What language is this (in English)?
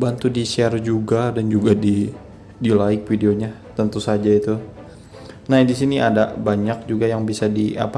Indonesian